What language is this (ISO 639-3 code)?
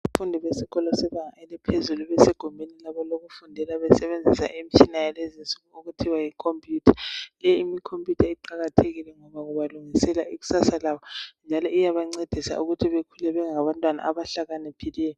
nde